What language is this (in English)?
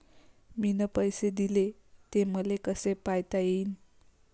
Marathi